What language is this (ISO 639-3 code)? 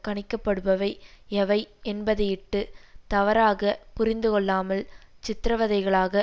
tam